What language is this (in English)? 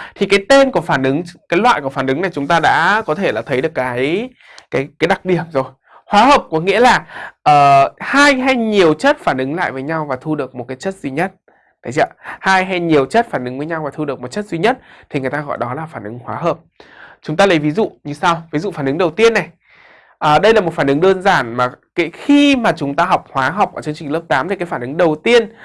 Vietnamese